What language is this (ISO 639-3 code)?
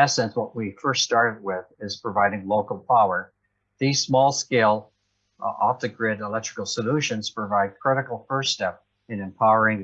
eng